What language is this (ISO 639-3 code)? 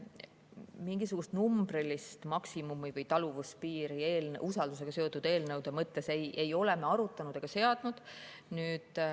est